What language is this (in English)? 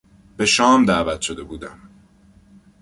Persian